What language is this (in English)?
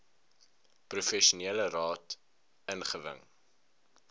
Afrikaans